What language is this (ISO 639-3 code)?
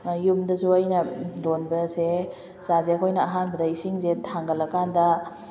mni